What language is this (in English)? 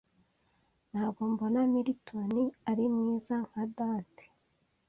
Kinyarwanda